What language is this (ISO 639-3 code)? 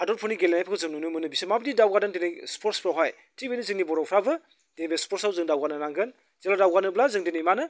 brx